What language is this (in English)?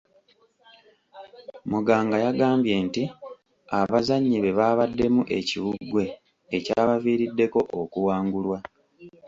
Ganda